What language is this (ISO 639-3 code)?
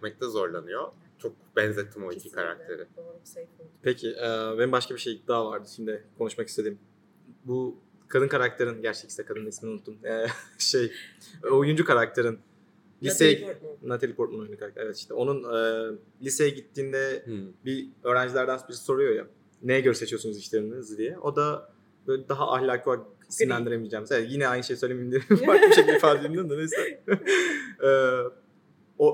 tur